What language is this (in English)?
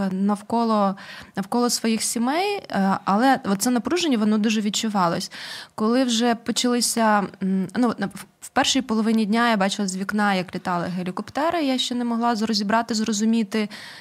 Ukrainian